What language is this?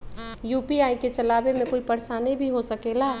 Magahi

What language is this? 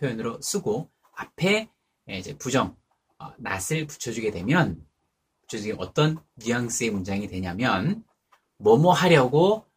Korean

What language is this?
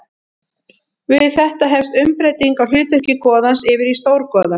Icelandic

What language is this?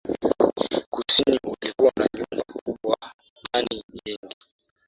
Swahili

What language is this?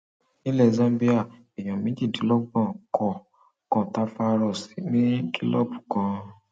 Yoruba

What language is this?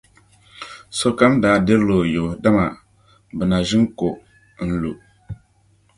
Dagbani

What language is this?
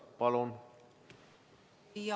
Estonian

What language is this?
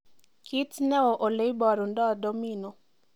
Kalenjin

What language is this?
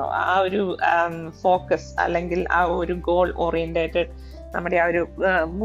Malayalam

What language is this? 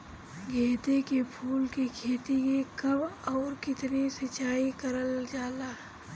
Bhojpuri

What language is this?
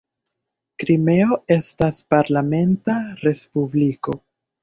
Esperanto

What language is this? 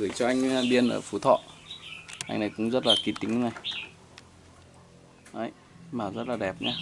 Vietnamese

